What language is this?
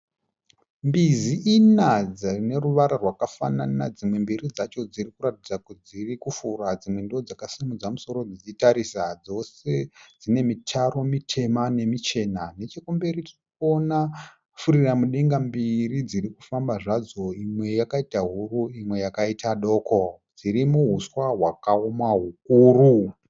Shona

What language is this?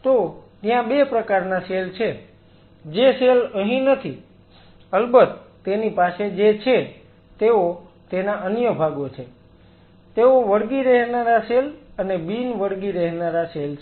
Gujarati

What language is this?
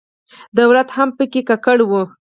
Pashto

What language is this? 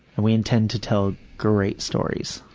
English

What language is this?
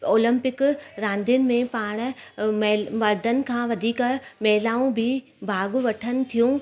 Sindhi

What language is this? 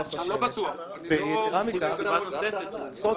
Hebrew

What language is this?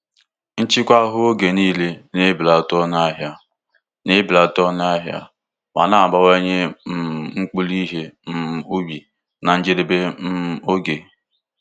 Igbo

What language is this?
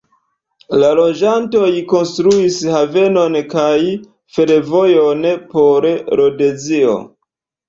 Esperanto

